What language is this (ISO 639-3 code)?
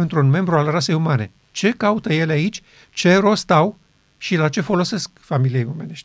ron